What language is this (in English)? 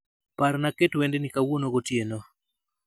Luo (Kenya and Tanzania)